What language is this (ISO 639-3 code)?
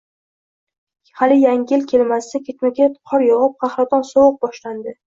uzb